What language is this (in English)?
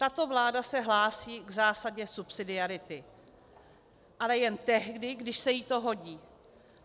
Czech